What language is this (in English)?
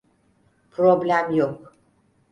Turkish